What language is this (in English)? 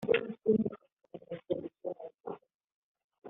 Kabyle